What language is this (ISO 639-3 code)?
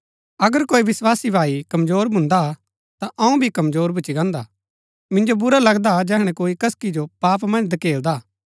gbk